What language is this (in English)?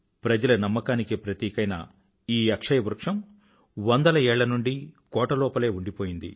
Telugu